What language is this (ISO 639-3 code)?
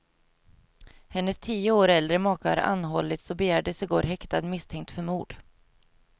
swe